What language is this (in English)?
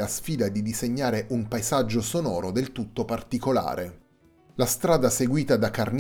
Italian